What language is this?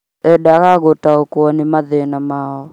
Kikuyu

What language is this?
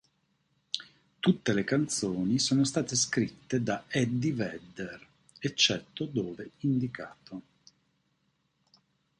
Italian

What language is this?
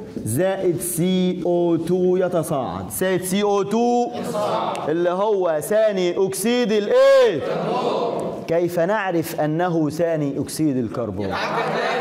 Arabic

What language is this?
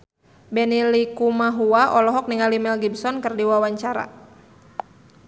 Sundanese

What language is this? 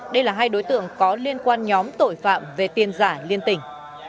Vietnamese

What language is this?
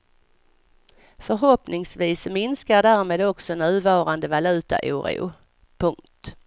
Swedish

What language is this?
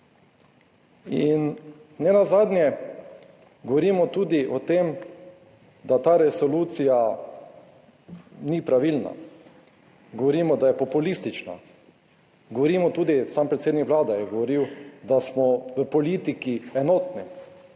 Slovenian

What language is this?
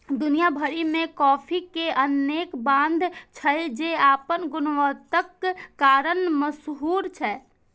Maithili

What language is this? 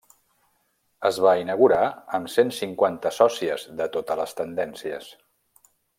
Catalan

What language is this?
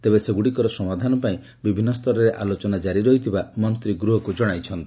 Odia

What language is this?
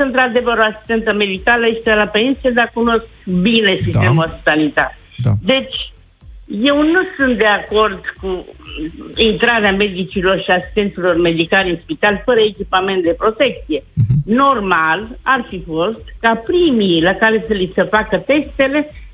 Romanian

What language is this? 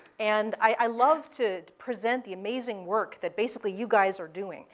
English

